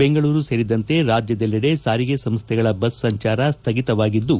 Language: Kannada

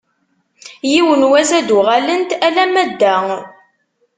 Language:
Kabyle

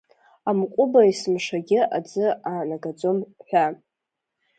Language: Abkhazian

